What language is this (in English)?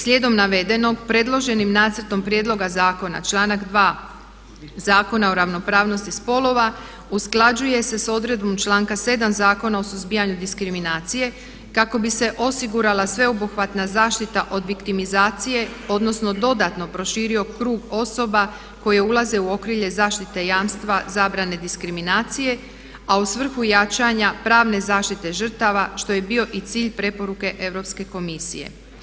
Croatian